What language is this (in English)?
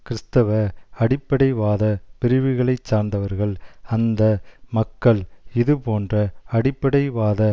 Tamil